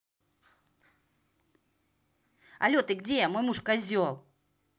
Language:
Russian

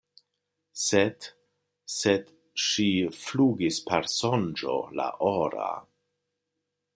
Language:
Esperanto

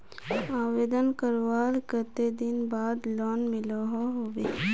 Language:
Magahi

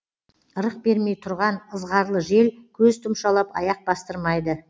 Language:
Kazakh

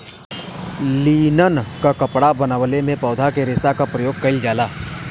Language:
Bhojpuri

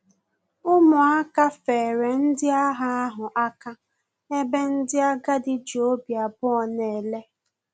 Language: Igbo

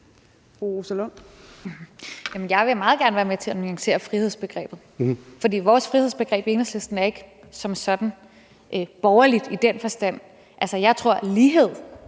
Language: Danish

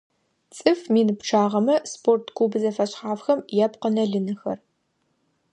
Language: Adyghe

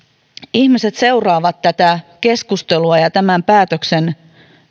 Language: Finnish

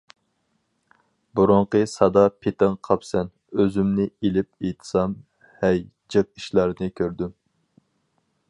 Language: Uyghur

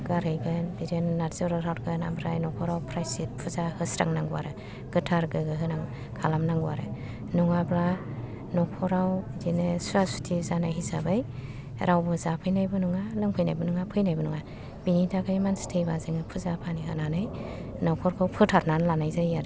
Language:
Bodo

